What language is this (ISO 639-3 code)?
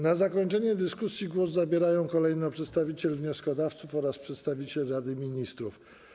pol